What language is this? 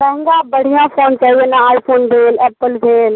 Maithili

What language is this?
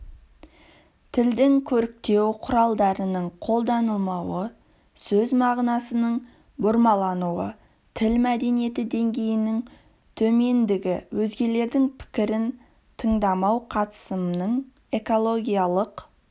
Kazakh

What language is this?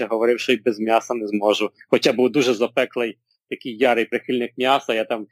Ukrainian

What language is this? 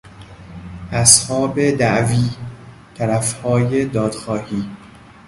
Persian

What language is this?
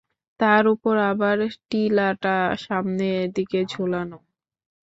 Bangla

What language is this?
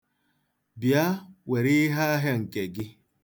Igbo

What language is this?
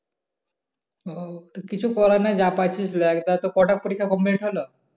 Bangla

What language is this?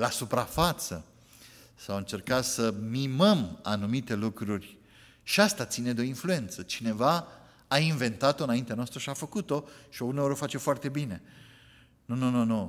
Romanian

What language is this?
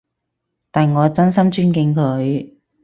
Cantonese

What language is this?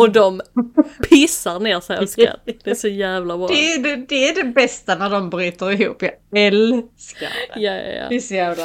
Swedish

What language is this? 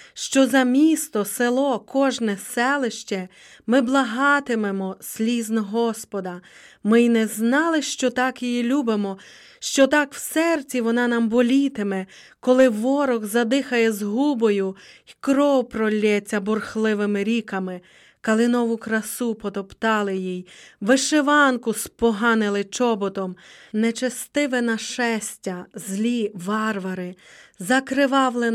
Ukrainian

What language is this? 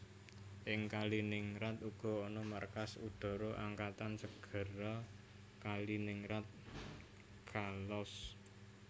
Javanese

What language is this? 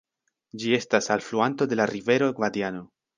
Esperanto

